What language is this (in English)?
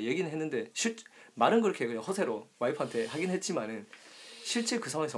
Korean